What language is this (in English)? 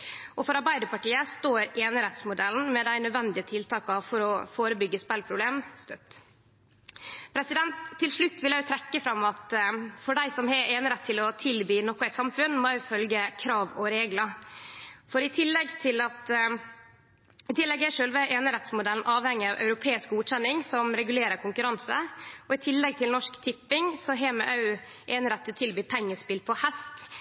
Norwegian Nynorsk